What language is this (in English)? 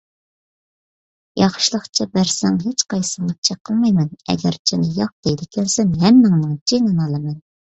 Uyghur